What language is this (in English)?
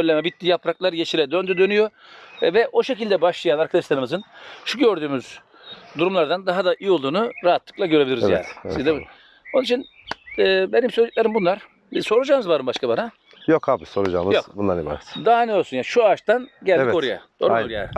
Turkish